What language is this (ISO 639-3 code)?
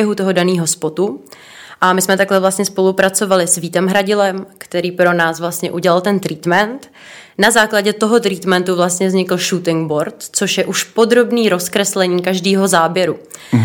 ces